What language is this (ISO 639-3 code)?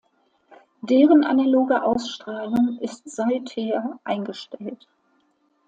deu